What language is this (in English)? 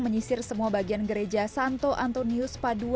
Indonesian